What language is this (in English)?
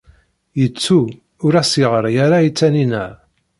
Kabyle